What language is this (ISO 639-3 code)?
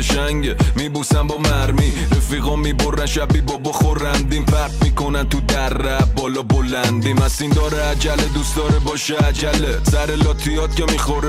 fas